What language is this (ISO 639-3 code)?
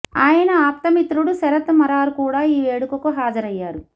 tel